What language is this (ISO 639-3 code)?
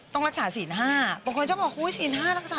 tha